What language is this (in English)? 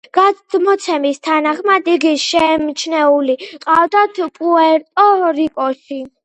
Georgian